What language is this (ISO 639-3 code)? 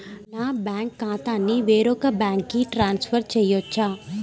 tel